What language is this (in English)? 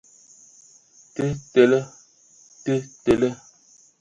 Ewondo